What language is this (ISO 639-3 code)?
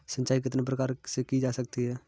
hin